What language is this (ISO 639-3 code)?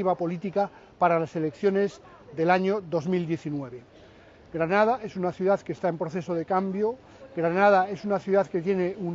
spa